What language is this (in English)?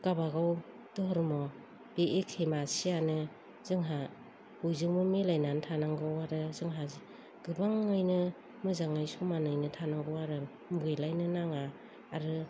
Bodo